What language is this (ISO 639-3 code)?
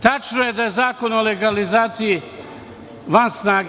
srp